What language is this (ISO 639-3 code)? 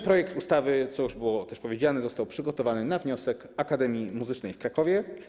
pol